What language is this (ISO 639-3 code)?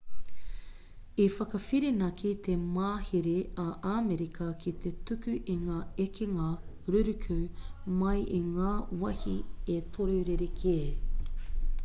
mri